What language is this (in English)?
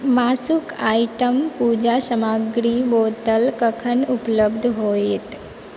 Maithili